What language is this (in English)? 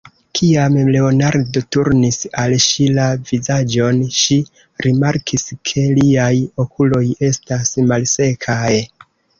Esperanto